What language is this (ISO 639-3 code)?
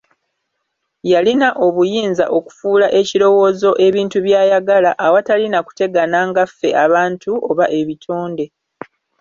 lug